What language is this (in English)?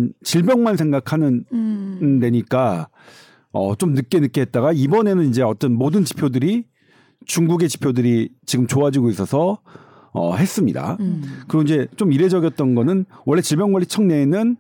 Korean